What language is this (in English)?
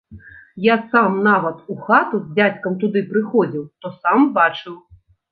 Belarusian